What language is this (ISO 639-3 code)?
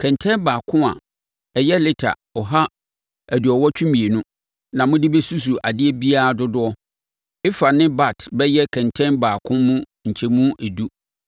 aka